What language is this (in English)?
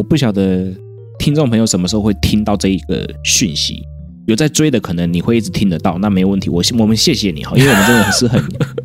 Chinese